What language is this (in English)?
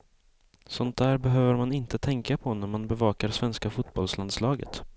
Swedish